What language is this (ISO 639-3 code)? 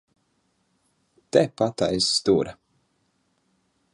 lav